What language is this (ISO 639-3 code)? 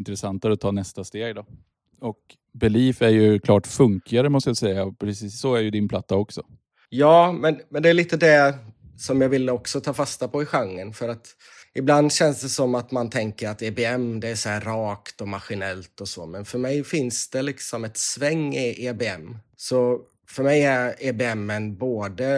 swe